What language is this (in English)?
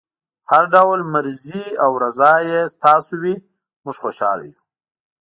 Pashto